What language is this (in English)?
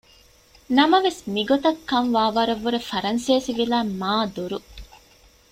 Divehi